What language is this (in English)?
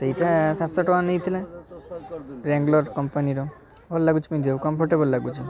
Odia